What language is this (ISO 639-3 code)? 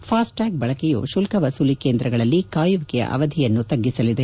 kan